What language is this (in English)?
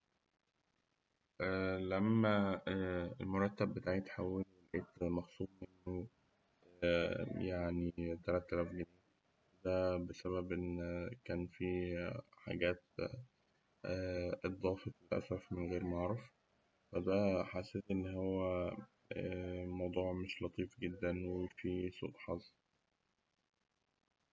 Egyptian Arabic